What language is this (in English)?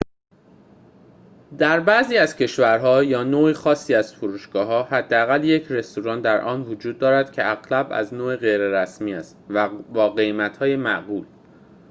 Persian